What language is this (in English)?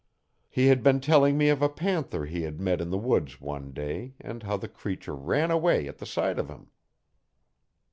English